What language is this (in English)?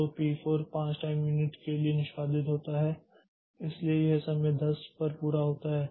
Hindi